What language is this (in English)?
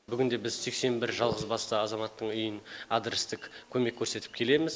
Kazakh